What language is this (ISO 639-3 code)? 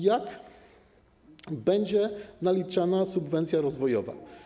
pol